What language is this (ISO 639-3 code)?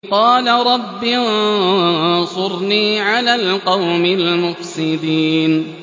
ara